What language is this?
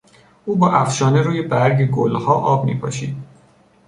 Persian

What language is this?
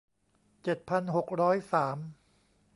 Thai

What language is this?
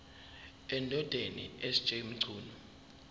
Zulu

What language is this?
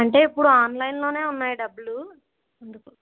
Telugu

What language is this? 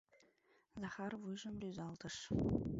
Mari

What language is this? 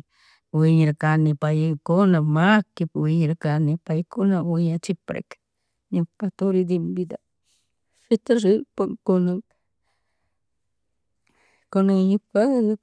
Chimborazo Highland Quichua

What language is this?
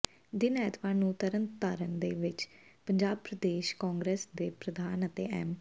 Punjabi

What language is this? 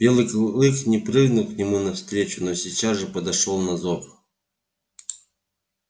Russian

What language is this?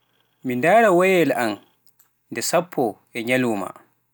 Pular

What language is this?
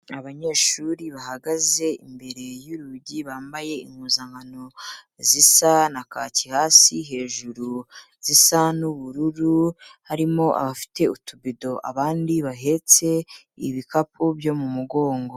Kinyarwanda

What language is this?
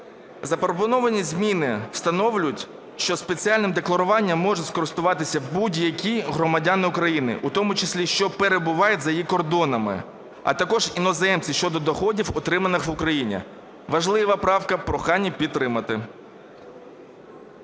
Ukrainian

